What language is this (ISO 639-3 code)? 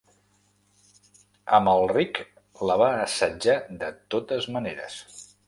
cat